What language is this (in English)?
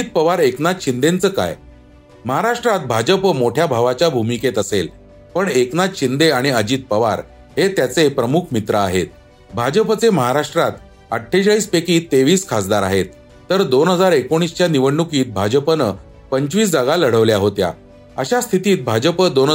Marathi